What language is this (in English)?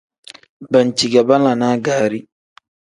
Tem